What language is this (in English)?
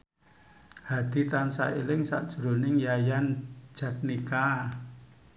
Javanese